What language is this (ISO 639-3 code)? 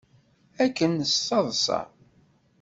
kab